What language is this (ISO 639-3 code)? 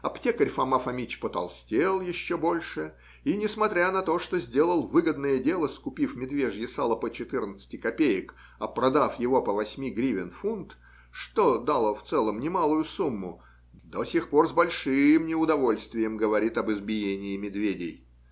rus